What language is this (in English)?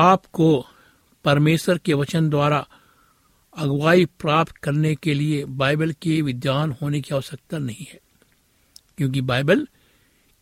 Hindi